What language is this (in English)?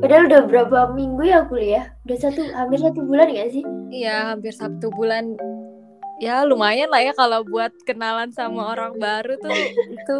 Indonesian